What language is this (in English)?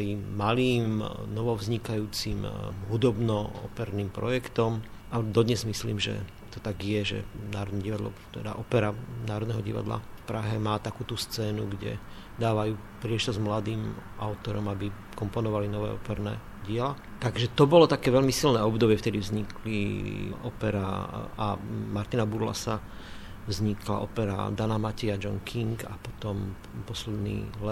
Slovak